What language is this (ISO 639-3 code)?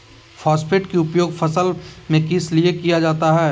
mag